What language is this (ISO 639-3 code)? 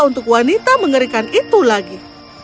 ind